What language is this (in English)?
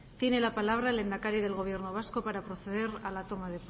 Spanish